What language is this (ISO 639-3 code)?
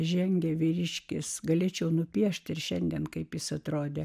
lit